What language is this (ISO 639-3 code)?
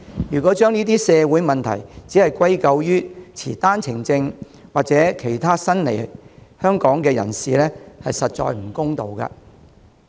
yue